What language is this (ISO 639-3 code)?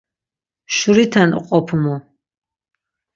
lzz